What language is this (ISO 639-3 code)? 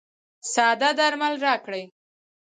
pus